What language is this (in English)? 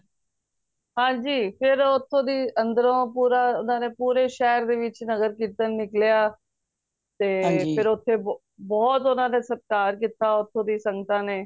Punjabi